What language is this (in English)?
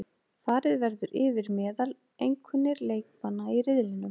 Icelandic